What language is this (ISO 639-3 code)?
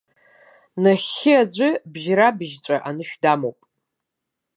abk